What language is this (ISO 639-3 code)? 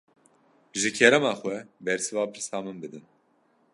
kur